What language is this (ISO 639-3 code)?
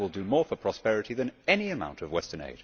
eng